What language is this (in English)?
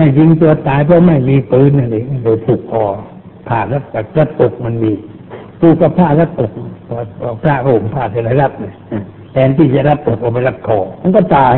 Thai